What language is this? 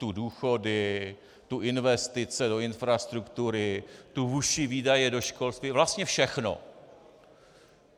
Czech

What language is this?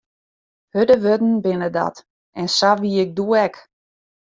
Western Frisian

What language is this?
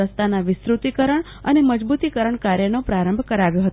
Gujarati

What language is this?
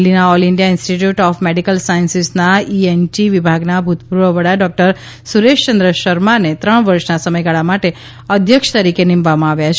Gujarati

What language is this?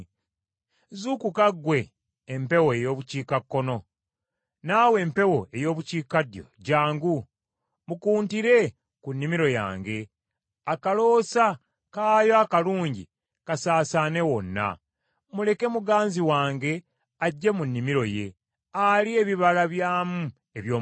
Ganda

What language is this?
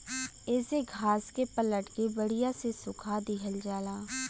Bhojpuri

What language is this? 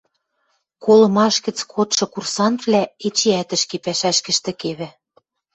Western Mari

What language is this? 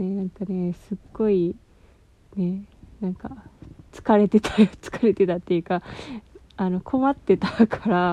Japanese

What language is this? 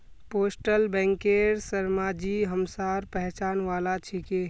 Magahi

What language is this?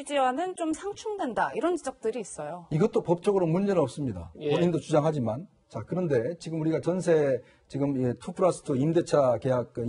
Korean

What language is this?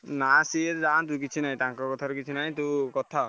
Odia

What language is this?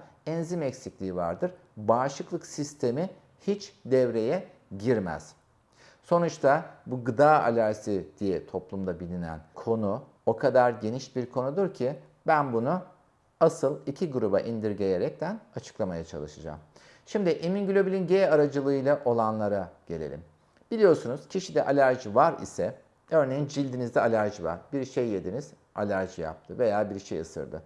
Turkish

